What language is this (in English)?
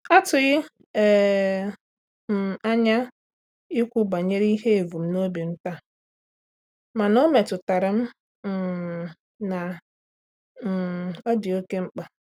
Igbo